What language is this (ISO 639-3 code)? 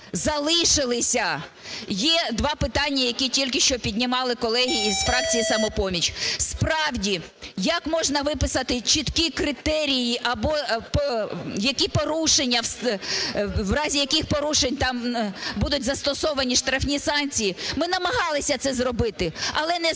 ukr